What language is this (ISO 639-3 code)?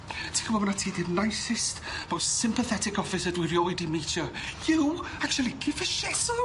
cym